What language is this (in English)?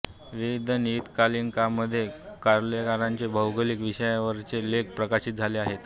Marathi